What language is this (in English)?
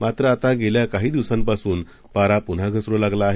Marathi